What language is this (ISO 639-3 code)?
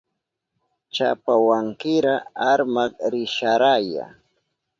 qup